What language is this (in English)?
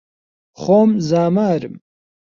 Central Kurdish